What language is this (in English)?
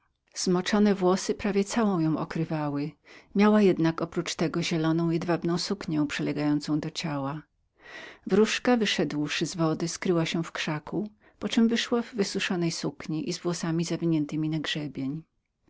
Polish